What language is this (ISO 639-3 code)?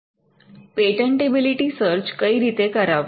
guj